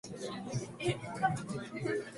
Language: Japanese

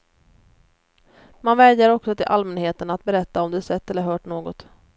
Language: Swedish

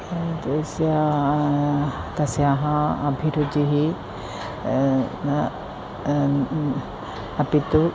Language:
Sanskrit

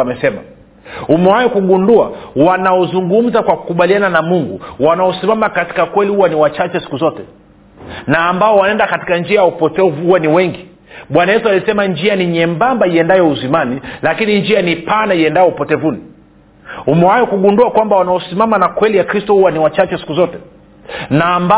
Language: Swahili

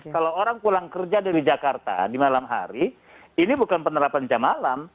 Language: Indonesian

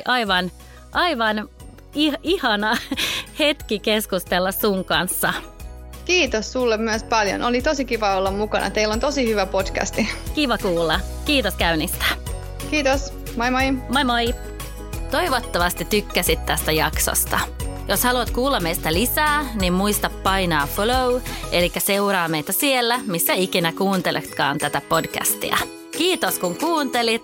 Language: Finnish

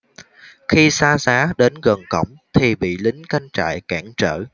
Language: Vietnamese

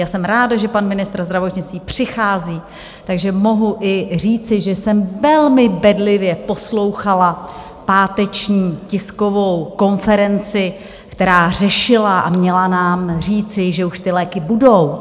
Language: Czech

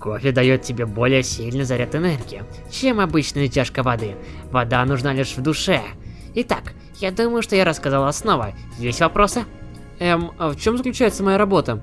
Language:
Russian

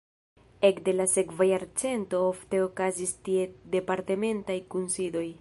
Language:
Esperanto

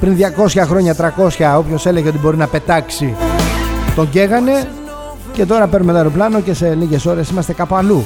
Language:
Greek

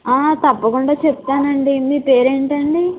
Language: Telugu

